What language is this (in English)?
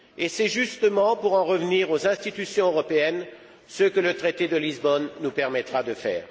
French